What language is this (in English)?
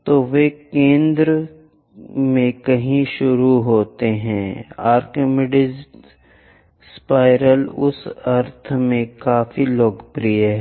Hindi